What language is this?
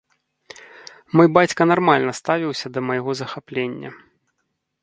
Belarusian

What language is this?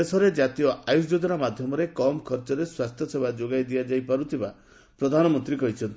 Odia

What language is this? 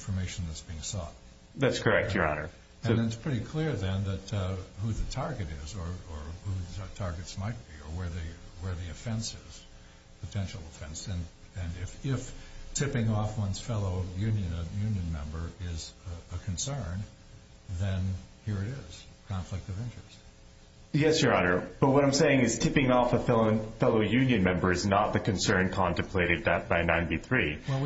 English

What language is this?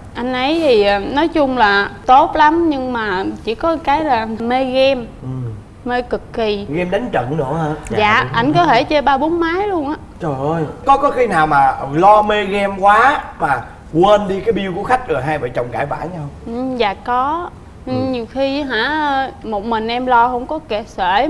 Vietnamese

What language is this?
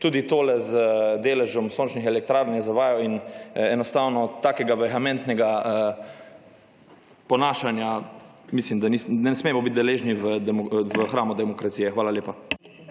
Slovenian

